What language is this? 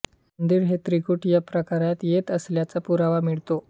Marathi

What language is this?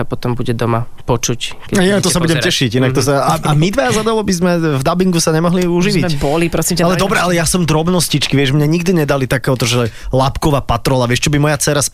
Slovak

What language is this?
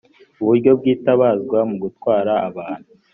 Kinyarwanda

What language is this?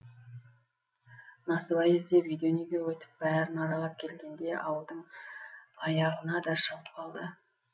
Kazakh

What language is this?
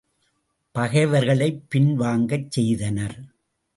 Tamil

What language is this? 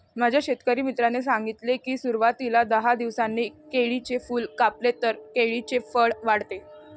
Marathi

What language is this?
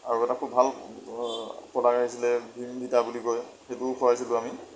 Assamese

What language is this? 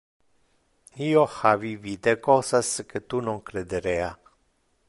Interlingua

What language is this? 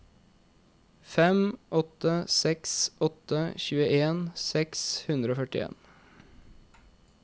Norwegian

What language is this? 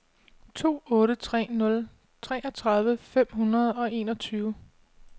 Danish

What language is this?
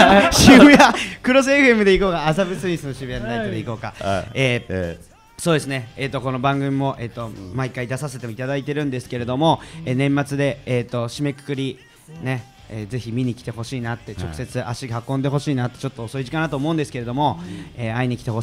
Japanese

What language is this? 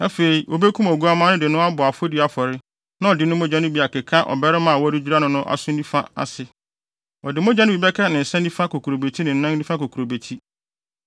Akan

